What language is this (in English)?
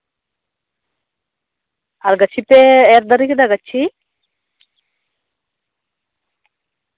Santali